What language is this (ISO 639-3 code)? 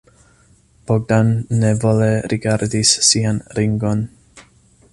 epo